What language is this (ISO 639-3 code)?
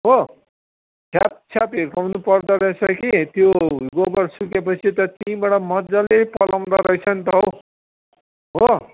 nep